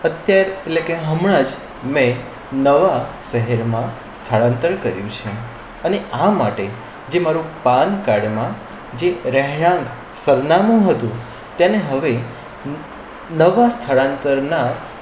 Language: Gujarati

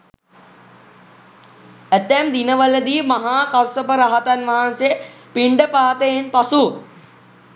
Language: Sinhala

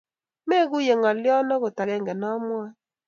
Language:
Kalenjin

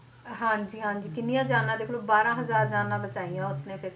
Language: Punjabi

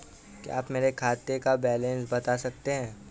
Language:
Hindi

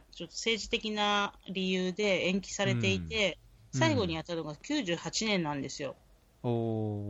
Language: Japanese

